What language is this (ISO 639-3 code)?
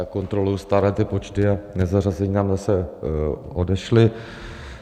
ces